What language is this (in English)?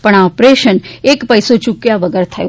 Gujarati